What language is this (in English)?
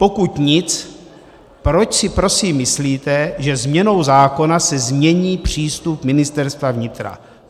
Czech